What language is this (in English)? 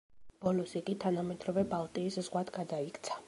Georgian